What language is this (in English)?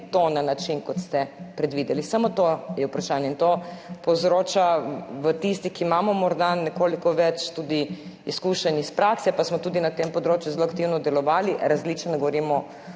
Slovenian